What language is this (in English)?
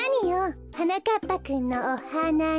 Japanese